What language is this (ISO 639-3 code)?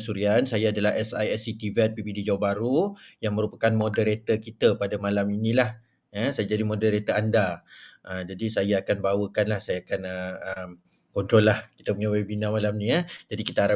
msa